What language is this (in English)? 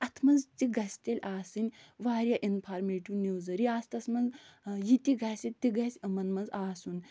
Kashmiri